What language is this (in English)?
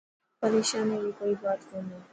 Dhatki